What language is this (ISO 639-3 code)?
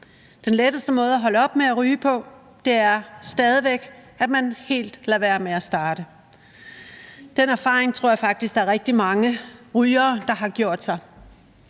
dan